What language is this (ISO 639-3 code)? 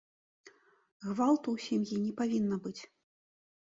bel